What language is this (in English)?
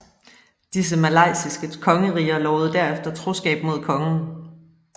Danish